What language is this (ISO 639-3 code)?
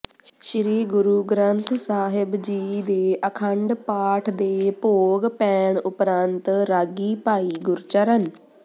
pan